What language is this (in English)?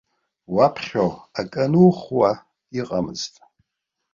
Abkhazian